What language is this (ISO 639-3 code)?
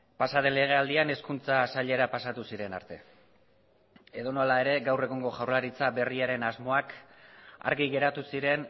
eus